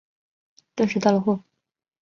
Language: Chinese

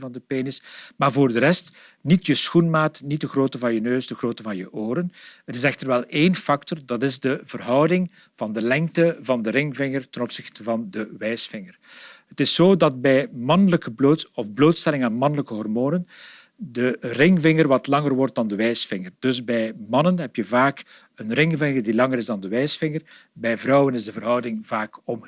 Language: Dutch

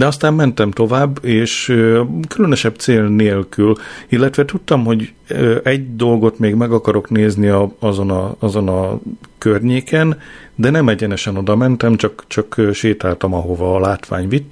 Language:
Hungarian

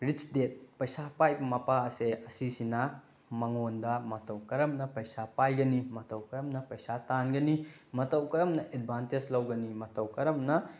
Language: Manipuri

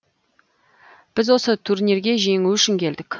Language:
Kazakh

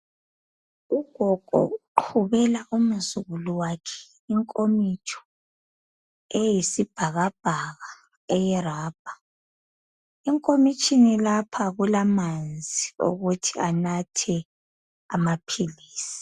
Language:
North Ndebele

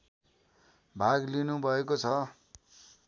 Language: Nepali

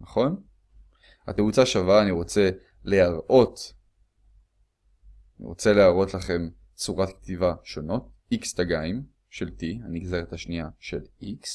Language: Hebrew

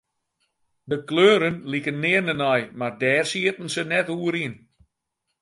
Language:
Western Frisian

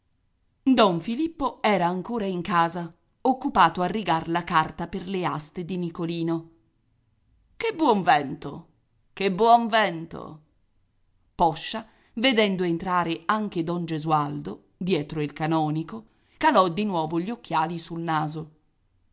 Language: Italian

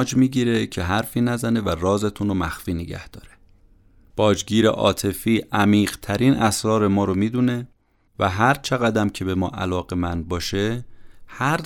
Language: Persian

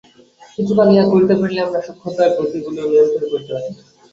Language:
Bangla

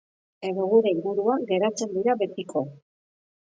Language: Basque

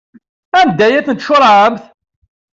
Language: Kabyle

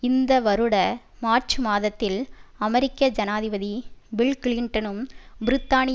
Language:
Tamil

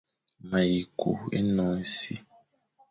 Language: Fang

